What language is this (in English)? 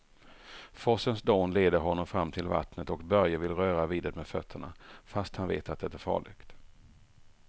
Swedish